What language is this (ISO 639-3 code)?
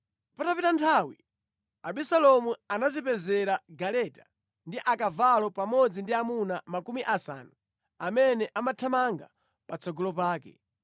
nya